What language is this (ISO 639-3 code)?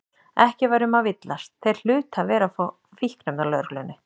isl